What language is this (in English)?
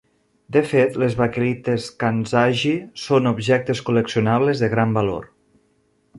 Catalan